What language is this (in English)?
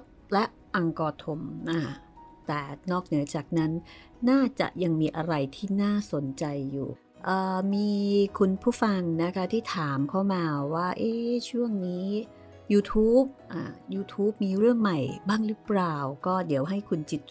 Thai